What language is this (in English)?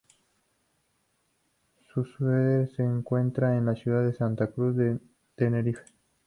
Spanish